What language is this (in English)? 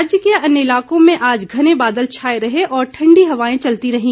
Hindi